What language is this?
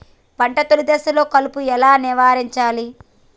Telugu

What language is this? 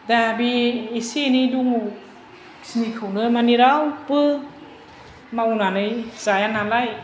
Bodo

